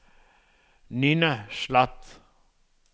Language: Danish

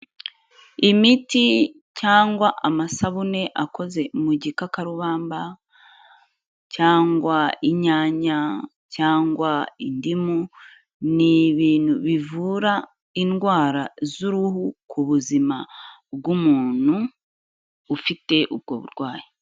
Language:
Kinyarwanda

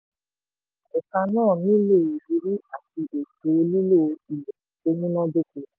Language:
Yoruba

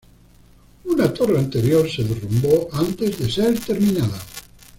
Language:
Spanish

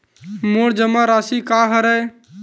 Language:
Chhattisgarhi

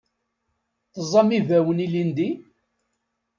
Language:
Kabyle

